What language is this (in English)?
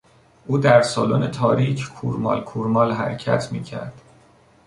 Persian